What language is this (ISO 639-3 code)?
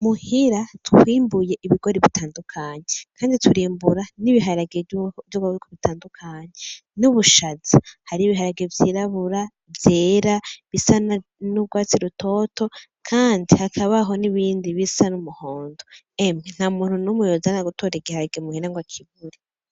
run